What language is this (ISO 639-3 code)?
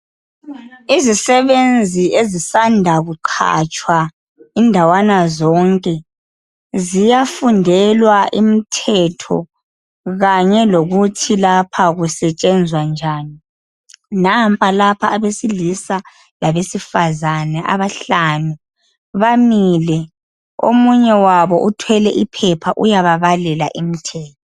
nde